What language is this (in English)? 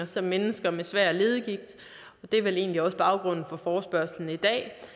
Danish